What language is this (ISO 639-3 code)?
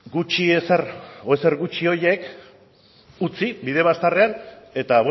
eus